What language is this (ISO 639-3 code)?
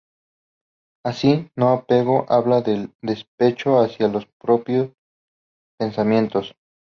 spa